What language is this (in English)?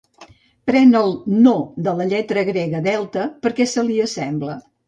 Catalan